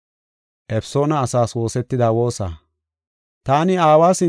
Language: Gofa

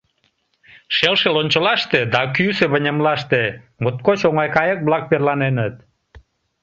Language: Mari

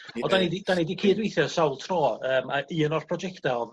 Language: Welsh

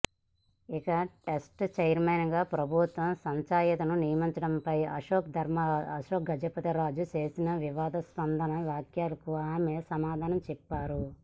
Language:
Telugu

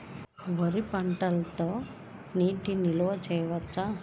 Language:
Telugu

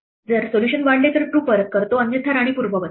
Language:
Marathi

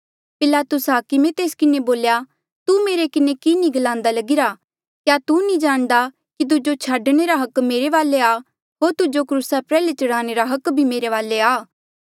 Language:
Mandeali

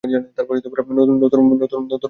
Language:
Bangla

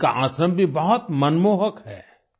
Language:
Hindi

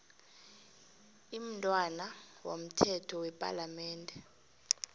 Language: South Ndebele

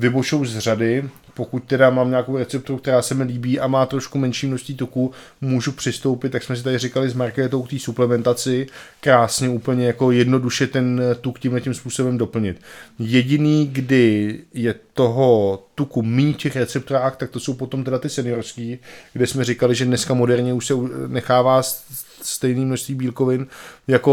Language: Czech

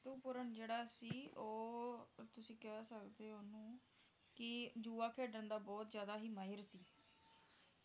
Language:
Punjabi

